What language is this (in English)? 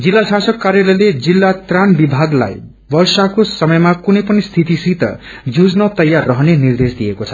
Nepali